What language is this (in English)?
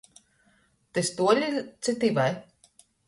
Latgalian